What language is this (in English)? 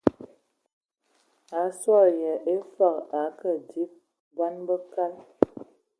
Ewondo